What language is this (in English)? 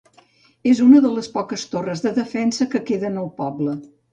Catalan